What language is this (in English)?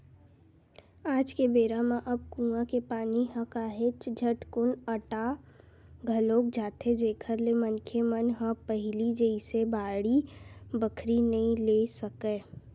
Chhattisgarhi